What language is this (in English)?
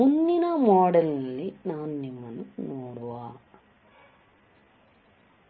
Kannada